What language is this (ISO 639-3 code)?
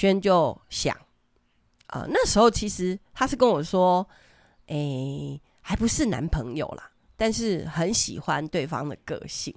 zho